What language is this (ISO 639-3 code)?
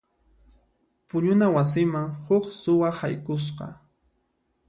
qxp